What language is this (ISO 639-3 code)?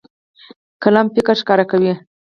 pus